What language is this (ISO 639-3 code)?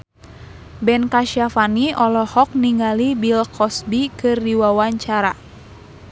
sun